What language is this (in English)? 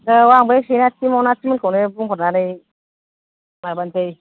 Bodo